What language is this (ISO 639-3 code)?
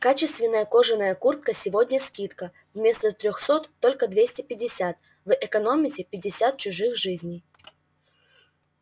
rus